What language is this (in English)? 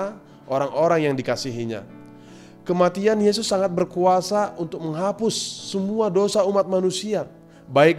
Indonesian